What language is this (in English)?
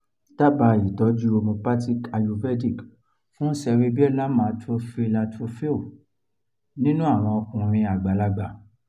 Yoruba